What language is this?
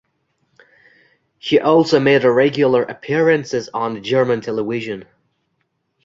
English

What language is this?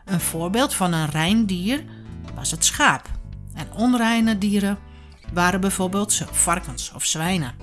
Dutch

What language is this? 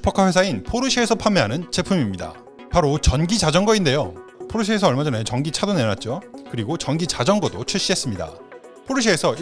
Korean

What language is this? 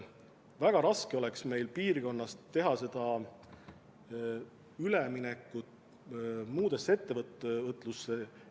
Estonian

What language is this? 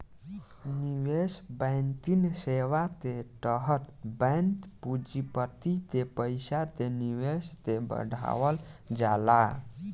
Bhojpuri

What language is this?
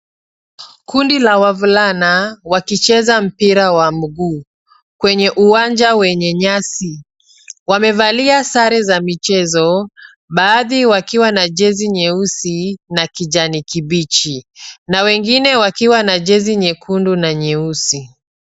Swahili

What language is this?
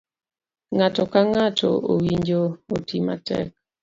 Luo (Kenya and Tanzania)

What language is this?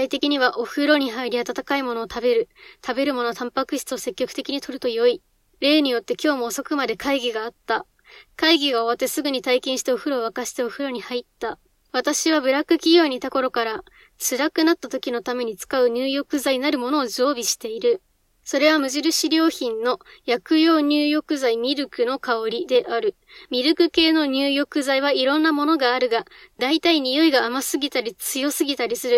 Japanese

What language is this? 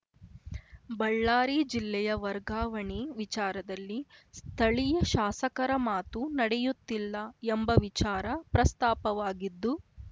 Kannada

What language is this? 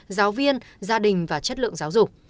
Vietnamese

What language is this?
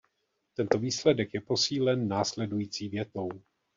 Czech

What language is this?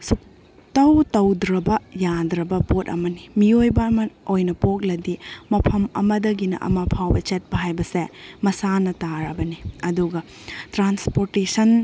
Manipuri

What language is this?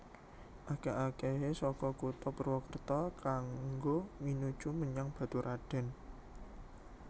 Javanese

